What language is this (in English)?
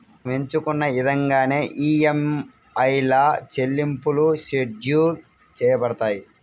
Telugu